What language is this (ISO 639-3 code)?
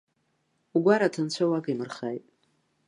abk